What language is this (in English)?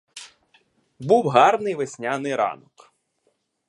Ukrainian